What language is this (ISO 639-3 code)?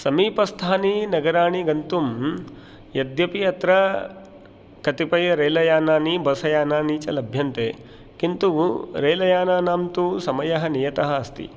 san